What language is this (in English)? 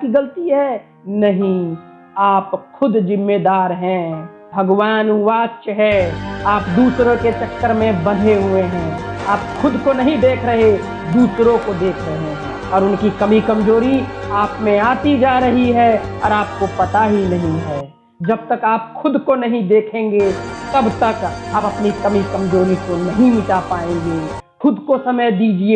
Hindi